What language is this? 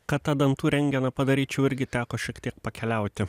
Lithuanian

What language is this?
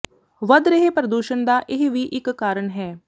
Punjabi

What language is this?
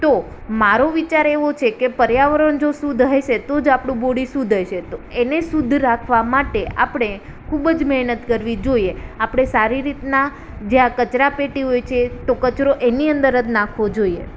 Gujarati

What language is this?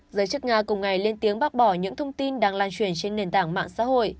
Vietnamese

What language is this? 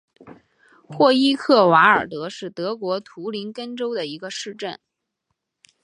Chinese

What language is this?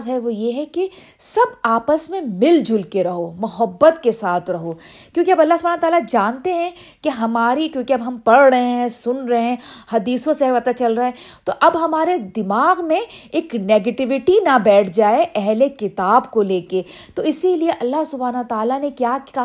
Urdu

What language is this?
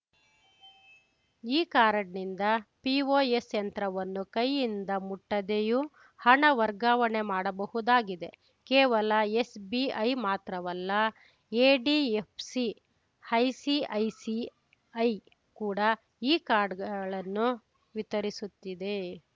Kannada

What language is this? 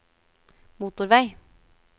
Norwegian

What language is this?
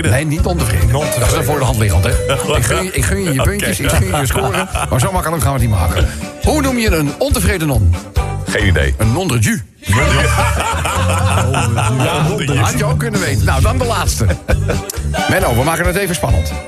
Dutch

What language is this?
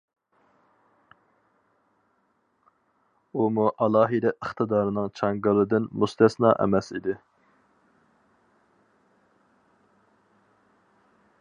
Uyghur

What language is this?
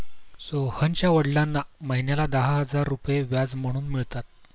Marathi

